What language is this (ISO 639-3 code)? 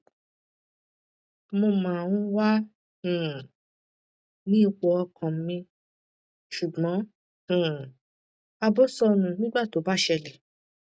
yor